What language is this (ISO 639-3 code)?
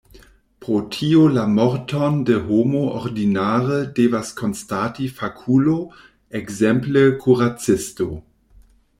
epo